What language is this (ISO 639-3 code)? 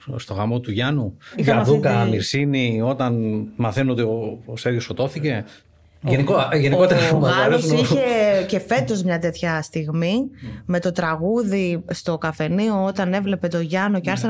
ell